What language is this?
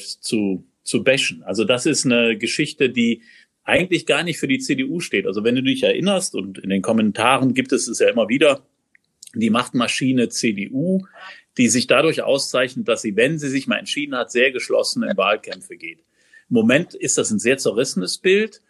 German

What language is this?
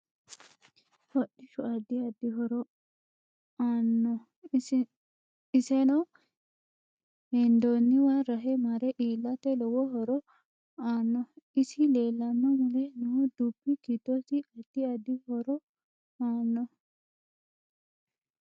Sidamo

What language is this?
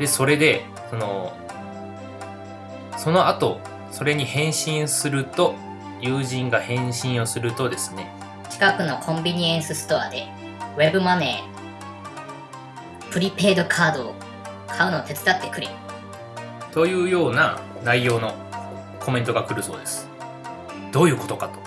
Japanese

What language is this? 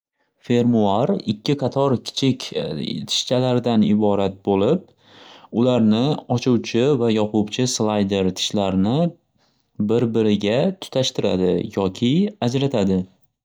Uzbek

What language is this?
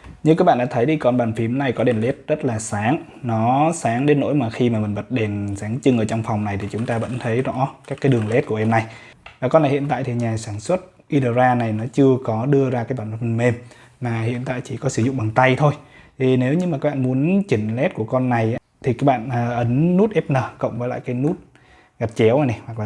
Vietnamese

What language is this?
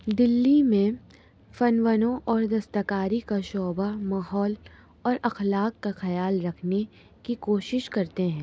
Urdu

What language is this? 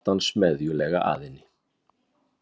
Icelandic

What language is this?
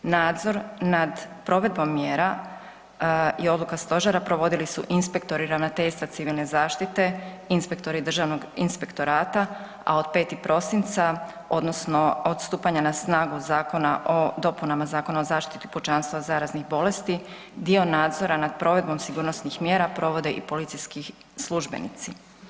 Croatian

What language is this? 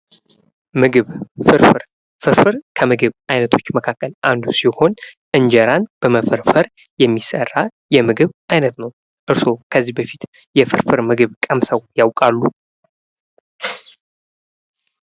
Amharic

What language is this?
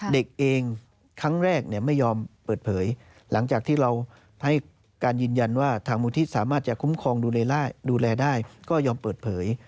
Thai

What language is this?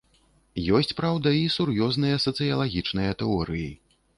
Belarusian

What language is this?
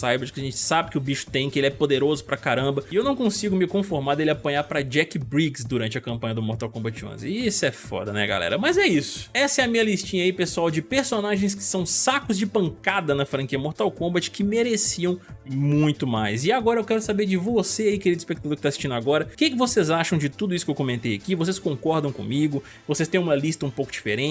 Portuguese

